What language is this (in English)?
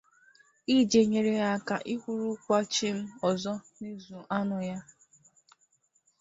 Igbo